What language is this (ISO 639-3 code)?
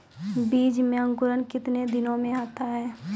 mai